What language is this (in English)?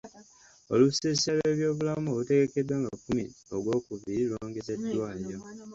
Ganda